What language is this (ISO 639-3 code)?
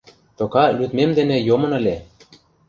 chm